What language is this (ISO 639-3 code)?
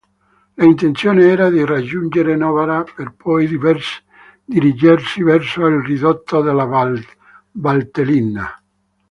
ita